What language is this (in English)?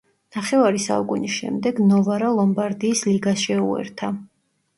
Georgian